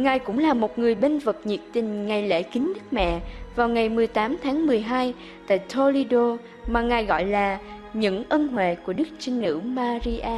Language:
Vietnamese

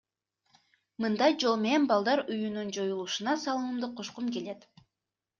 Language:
Kyrgyz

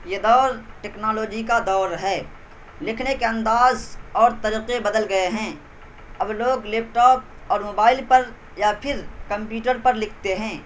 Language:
Urdu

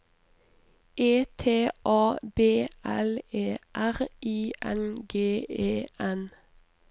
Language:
Norwegian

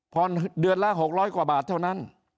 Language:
Thai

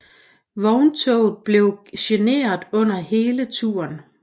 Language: Danish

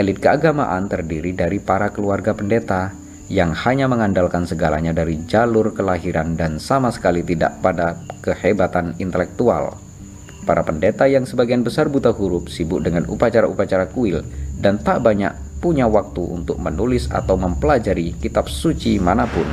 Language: Indonesian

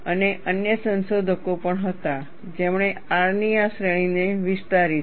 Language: Gujarati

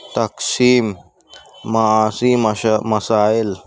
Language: Urdu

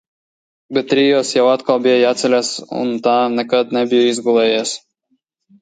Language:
Latvian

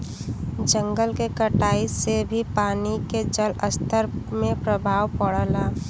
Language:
Bhojpuri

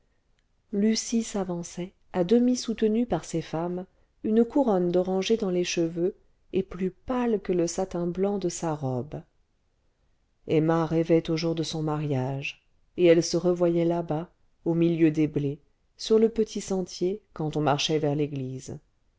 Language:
French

